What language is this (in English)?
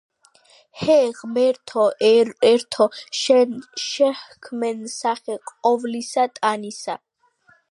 Georgian